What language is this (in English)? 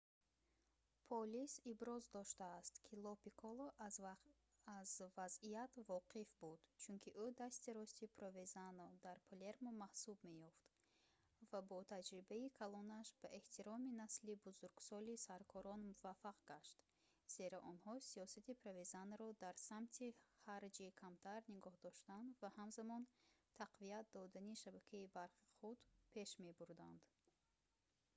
Tajik